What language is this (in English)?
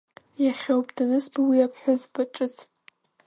Abkhazian